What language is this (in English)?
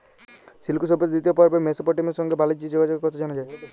Bangla